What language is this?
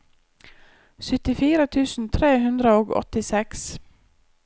Norwegian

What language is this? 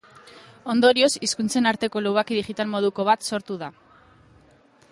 Basque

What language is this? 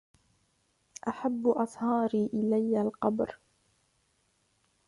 Arabic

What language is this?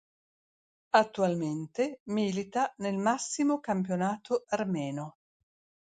Italian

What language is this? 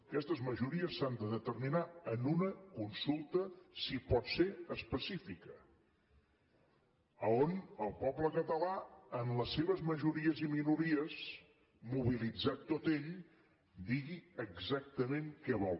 Catalan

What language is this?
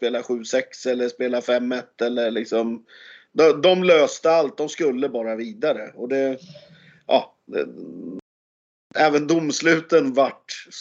Swedish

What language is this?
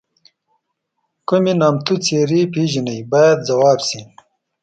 Pashto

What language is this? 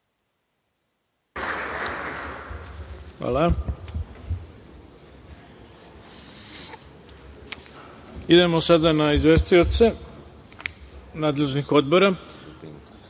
Serbian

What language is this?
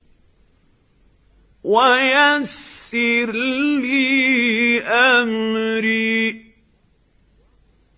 Arabic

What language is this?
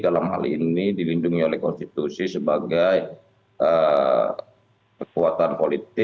Indonesian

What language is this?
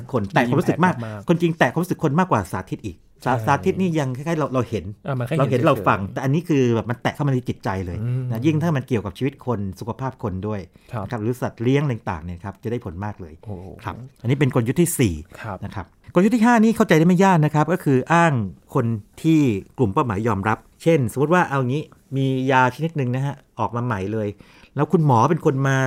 Thai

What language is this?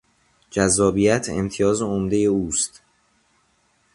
Persian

